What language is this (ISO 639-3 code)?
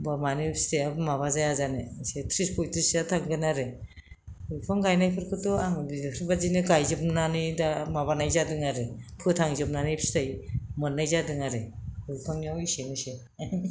brx